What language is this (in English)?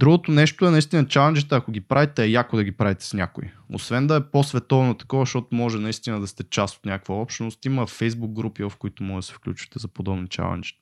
Bulgarian